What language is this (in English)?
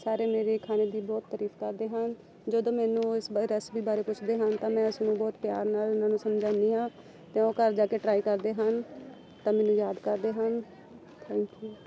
Punjabi